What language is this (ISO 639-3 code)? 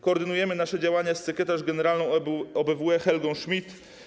pol